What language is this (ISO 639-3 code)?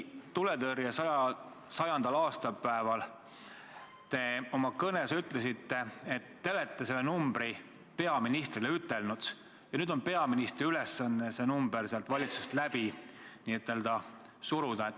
est